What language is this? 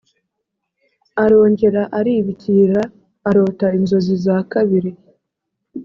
Kinyarwanda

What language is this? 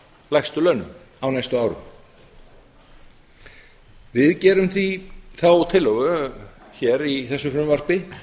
Icelandic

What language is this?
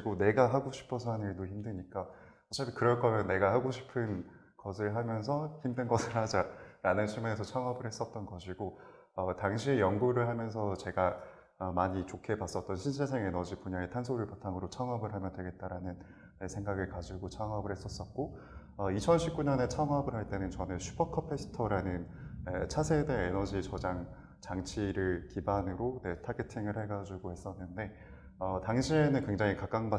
Korean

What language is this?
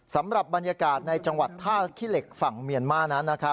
Thai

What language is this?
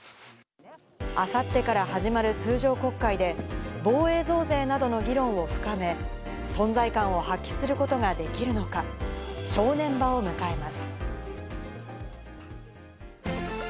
Japanese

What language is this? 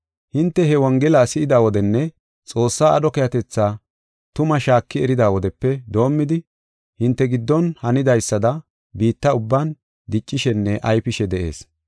Gofa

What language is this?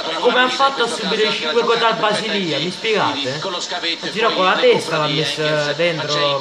Italian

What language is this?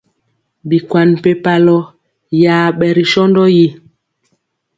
Mpiemo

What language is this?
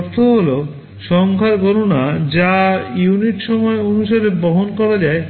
Bangla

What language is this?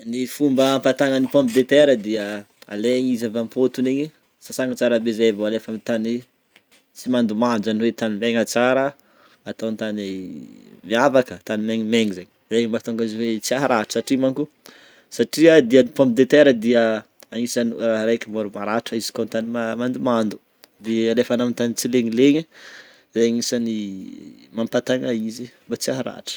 Northern Betsimisaraka Malagasy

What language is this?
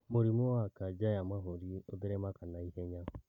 Kikuyu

